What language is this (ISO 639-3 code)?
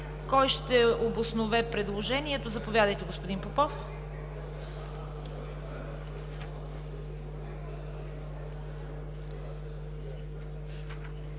bul